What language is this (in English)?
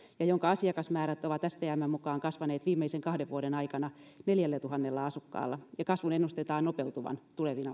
Finnish